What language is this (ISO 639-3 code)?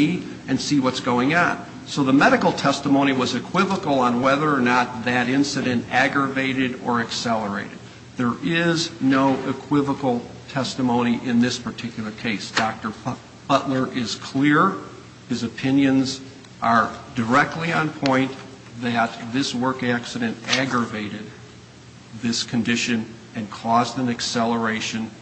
eng